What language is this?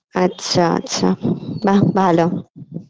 Bangla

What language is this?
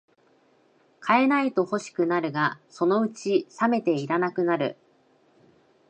Japanese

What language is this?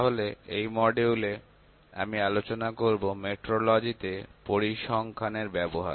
Bangla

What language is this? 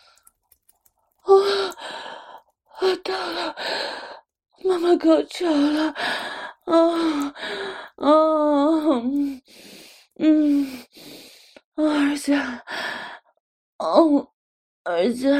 Chinese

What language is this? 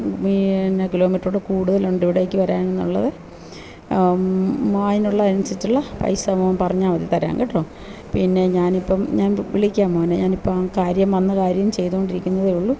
Malayalam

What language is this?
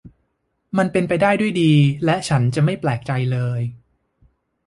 Thai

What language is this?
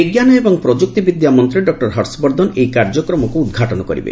Odia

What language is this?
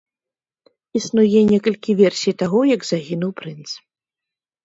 Belarusian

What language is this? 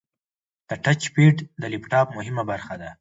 Pashto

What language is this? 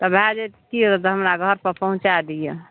Maithili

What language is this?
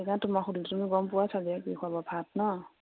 Assamese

